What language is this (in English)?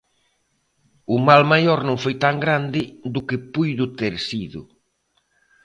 Galician